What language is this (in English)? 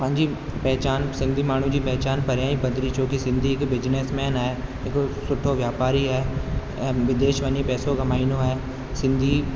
Sindhi